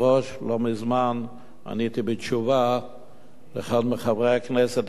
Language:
Hebrew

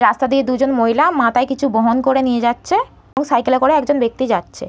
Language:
Bangla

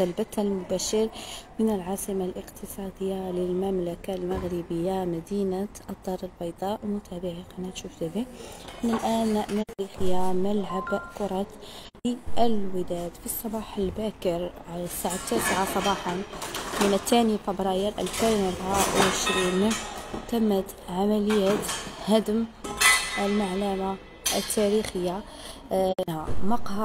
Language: Arabic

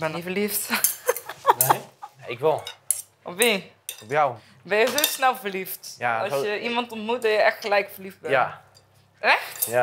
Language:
Dutch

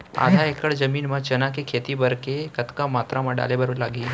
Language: Chhattisgarhi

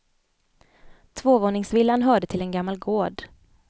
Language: Swedish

